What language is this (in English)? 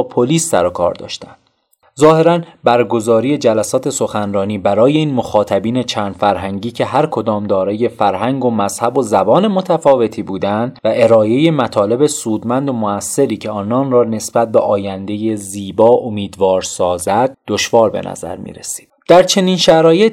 Persian